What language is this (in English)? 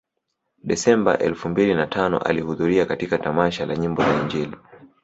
Swahili